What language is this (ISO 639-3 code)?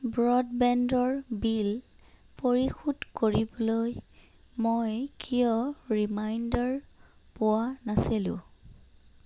asm